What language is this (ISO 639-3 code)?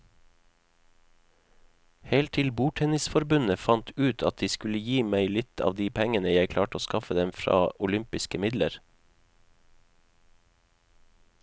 nor